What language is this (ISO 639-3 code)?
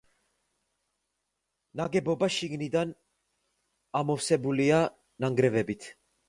kat